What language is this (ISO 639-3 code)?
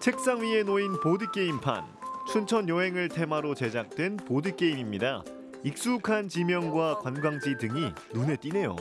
kor